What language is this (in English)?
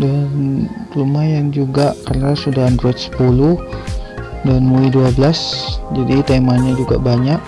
Indonesian